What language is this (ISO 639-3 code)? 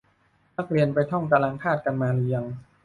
tha